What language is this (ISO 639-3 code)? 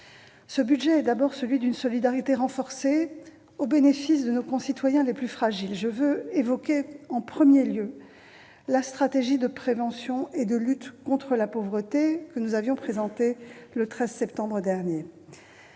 fra